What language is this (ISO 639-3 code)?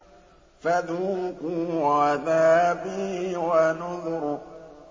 ara